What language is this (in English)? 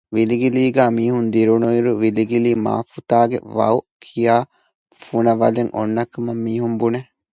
Divehi